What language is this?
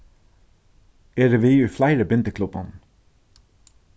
Faroese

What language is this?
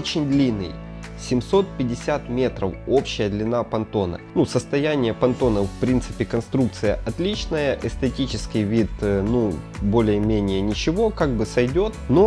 Russian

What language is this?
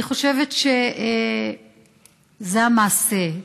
Hebrew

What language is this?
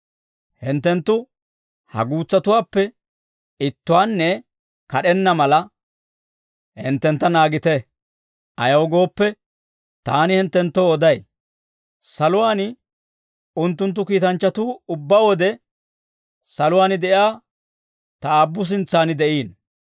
Dawro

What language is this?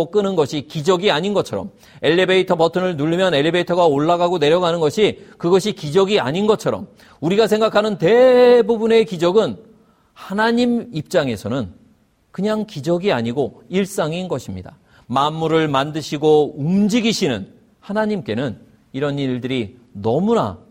Korean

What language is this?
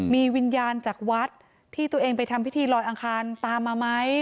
Thai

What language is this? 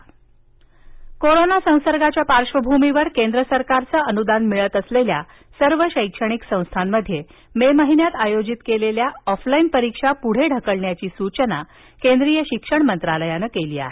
Marathi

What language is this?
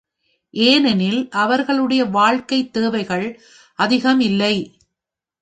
Tamil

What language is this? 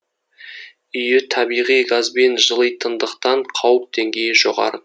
Kazakh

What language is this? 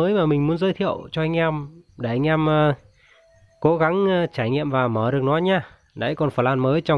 Vietnamese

